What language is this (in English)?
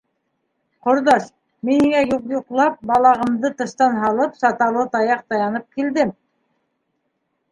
Bashkir